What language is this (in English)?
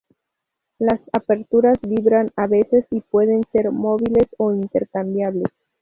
Spanish